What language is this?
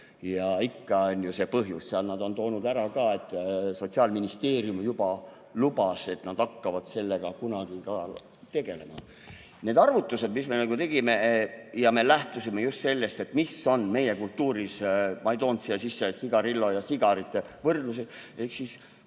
Estonian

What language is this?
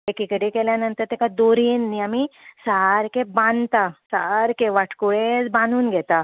Konkani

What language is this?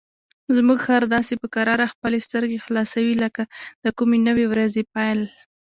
Pashto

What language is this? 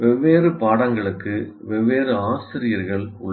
Tamil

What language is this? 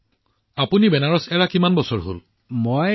Assamese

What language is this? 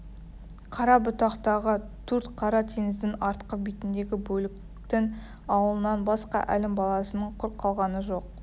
Kazakh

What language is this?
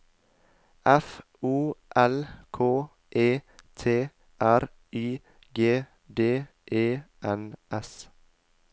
Norwegian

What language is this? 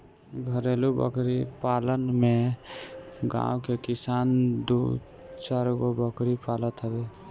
Bhojpuri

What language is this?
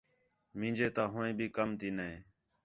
Khetrani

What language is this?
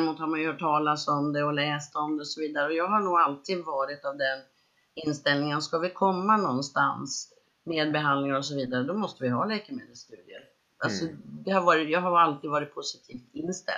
Swedish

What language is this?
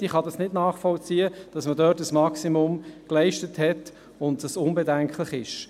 Swiss German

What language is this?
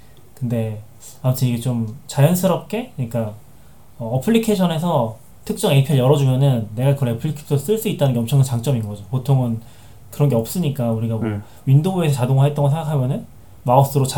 Korean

